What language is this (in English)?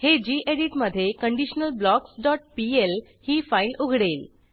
Marathi